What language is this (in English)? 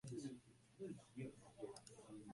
Chinese